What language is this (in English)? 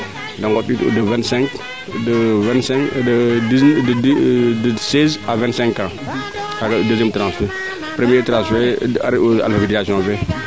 Serer